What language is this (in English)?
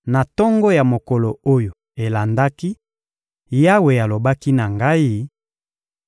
Lingala